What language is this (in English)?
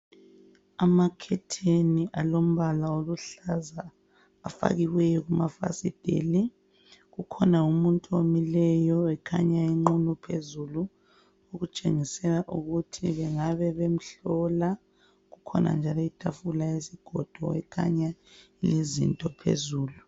North Ndebele